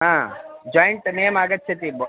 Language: Sanskrit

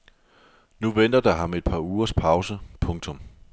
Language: Danish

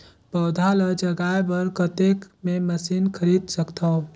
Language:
Chhattisgarhi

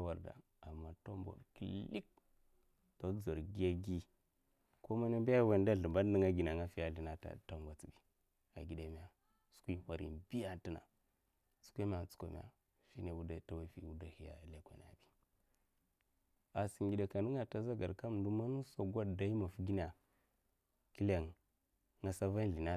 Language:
Mafa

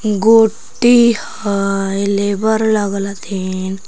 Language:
Magahi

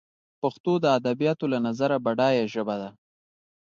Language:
Pashto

